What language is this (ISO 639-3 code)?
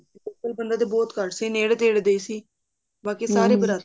pan